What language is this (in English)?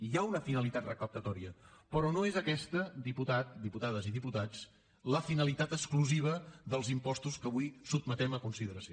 Catalan